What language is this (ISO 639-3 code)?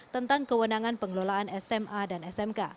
ind